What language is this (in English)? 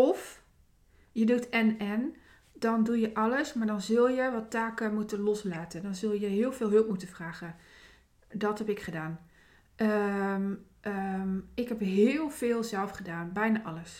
Dutch